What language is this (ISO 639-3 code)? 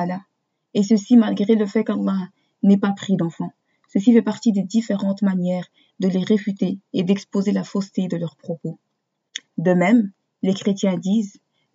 fra